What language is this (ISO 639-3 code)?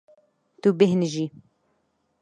kur